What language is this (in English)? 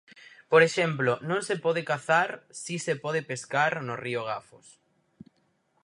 Galician